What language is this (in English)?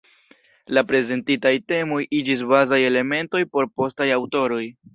Esperanto